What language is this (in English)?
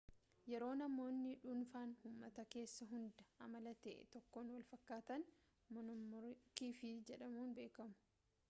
Oromo